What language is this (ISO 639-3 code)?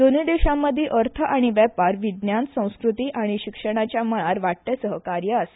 kok